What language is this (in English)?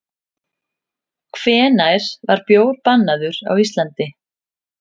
Icelandic